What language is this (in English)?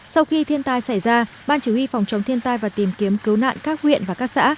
Vietnamese